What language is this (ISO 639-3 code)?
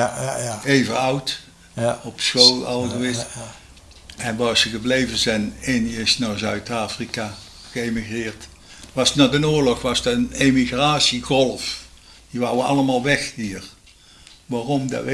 nld